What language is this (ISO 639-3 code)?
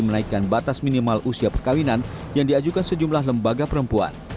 ind